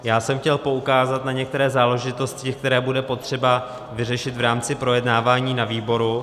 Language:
Czech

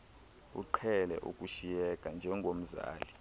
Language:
Xhosa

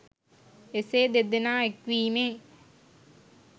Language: Sinhala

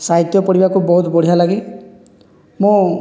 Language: Odia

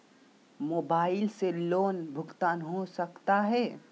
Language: Magahi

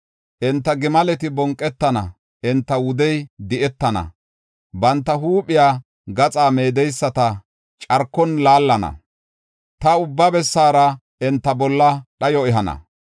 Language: Gofa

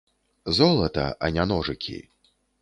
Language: Belarusian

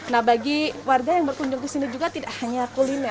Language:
Indonesian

